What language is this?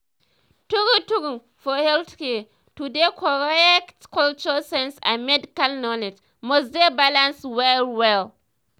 Nigerian Pidgin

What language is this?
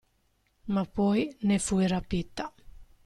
Italian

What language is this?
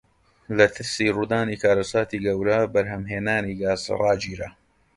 Central Kurdish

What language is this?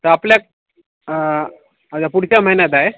Marathi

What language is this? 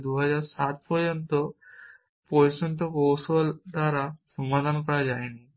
Bangla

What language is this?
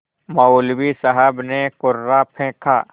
Hindi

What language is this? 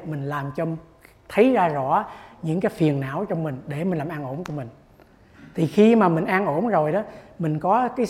Vietnamese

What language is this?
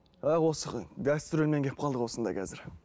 Kazakh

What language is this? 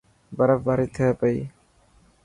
Dhatki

